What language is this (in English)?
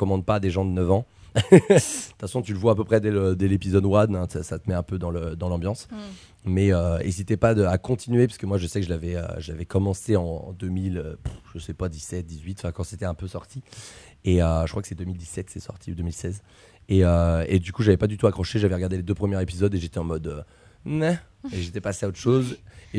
French